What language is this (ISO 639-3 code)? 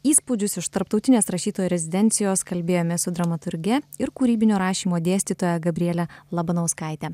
lit